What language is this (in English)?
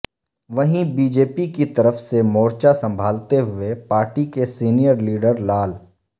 Urdu